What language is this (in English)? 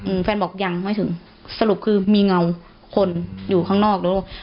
Thai